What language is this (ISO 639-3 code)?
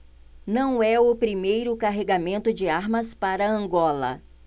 por